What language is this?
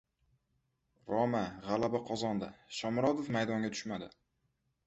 Uzbek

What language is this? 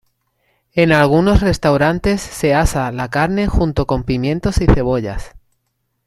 Spanish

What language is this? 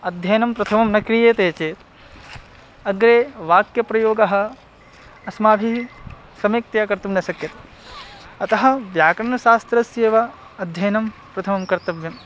Sanskrit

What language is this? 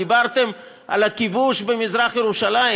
Hebrew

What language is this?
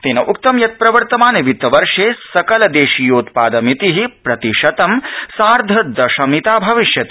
Sanskrit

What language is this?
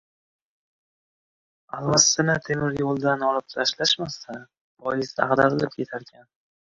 Uzbek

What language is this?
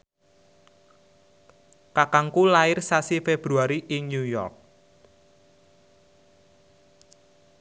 Javanese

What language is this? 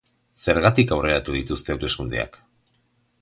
Basque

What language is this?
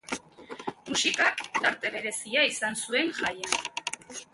Basque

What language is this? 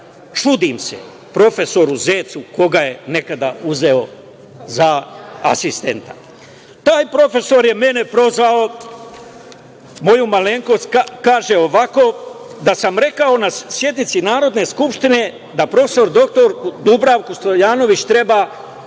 Serbian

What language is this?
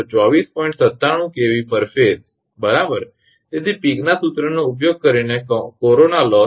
Gujarati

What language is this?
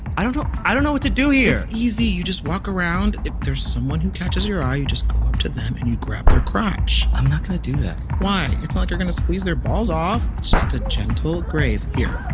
English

